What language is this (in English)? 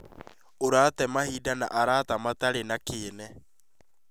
Kikuyu